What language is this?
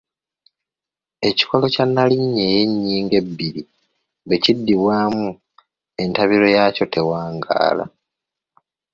Ganda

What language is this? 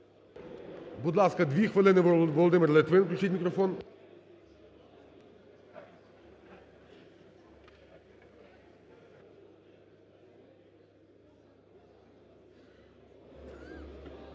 Ukrainian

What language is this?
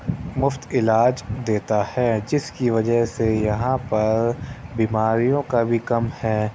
Urdu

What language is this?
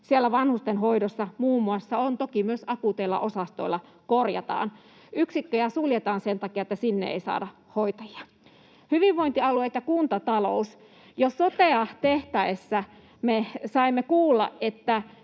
Finnish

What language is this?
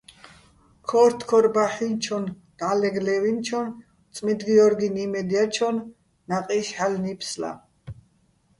Bats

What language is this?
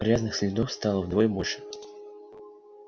Russian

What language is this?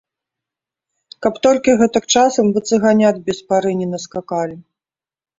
Belarusian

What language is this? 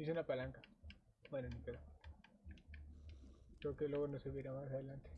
Spanish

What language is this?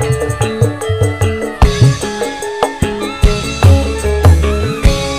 Indonesian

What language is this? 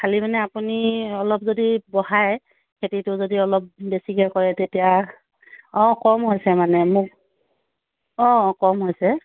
Assamese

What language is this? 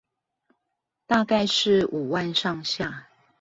Chinese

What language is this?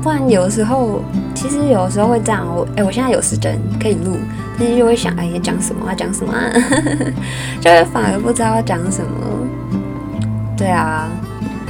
Chinese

